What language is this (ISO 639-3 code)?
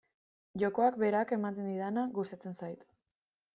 eus